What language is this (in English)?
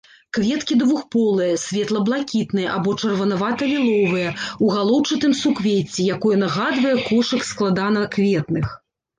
Belarusian